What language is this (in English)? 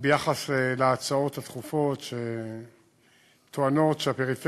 Hebrew